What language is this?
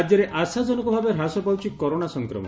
Odia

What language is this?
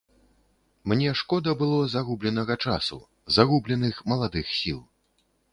Belarusian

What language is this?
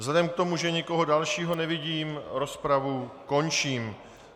Czech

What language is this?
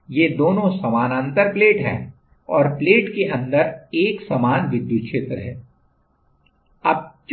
Hindi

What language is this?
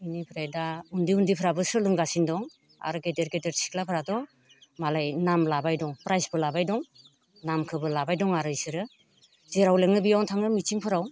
Bodo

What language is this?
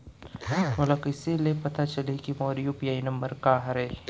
Chhattisgarhi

